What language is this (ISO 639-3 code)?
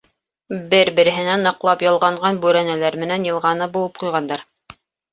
bak